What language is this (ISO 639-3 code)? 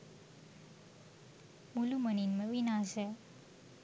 sin